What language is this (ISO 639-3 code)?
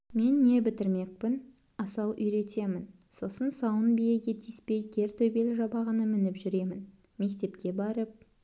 kaz